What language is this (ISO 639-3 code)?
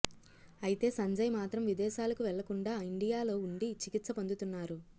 tel